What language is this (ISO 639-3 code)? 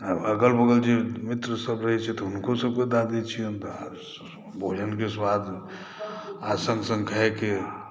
mai